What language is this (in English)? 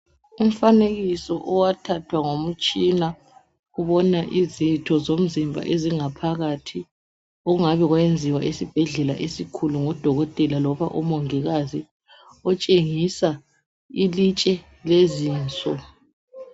North Ndebele